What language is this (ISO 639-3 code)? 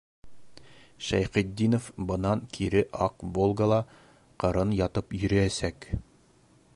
bak